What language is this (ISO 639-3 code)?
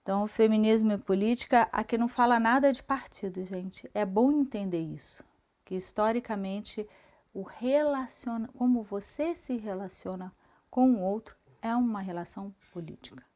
por